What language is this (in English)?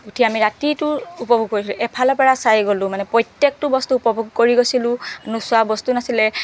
Assamese